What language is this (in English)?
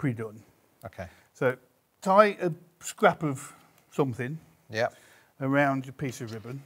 English